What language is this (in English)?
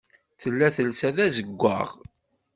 Kabyle